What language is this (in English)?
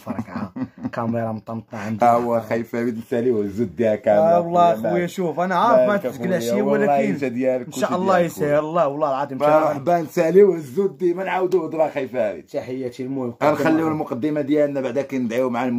Arabic